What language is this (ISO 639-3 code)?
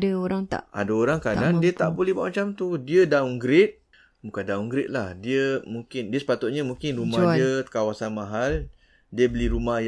msa